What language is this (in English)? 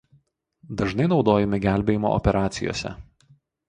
Lithuanian